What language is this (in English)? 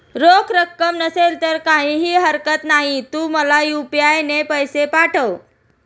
Marathi